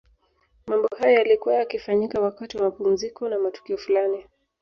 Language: Swahili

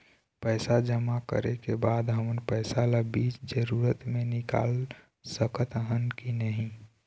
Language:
Chhattisgarhi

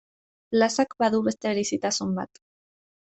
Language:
Basque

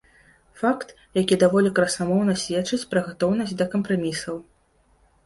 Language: Belarusian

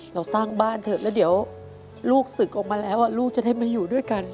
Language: Thai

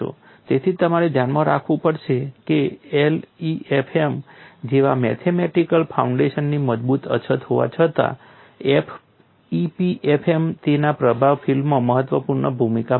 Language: Gujarati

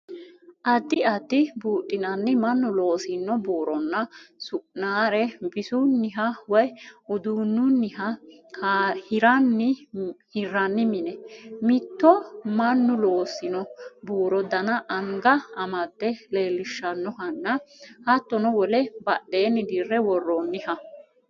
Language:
Sidamo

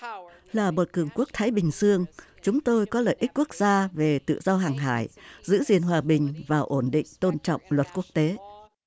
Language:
Vietnamese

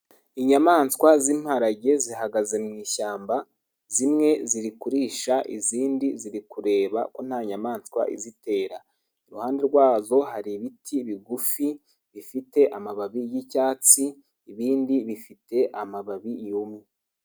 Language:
Kinyarwanda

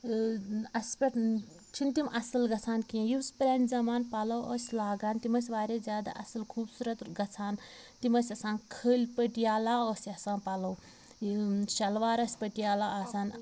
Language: Kashmiri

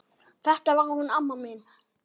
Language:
Icelandic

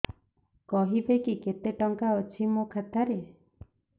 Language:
Odia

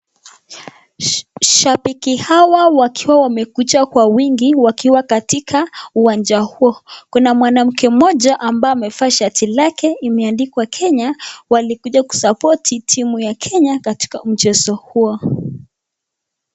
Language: Swahili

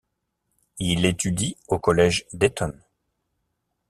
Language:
French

